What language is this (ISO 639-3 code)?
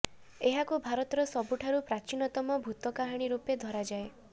ori